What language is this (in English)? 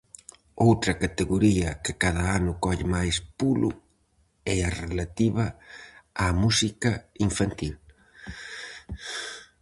Galician